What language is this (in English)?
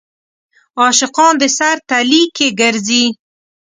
Pashto